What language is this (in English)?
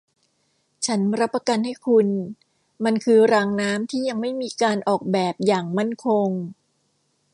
Thai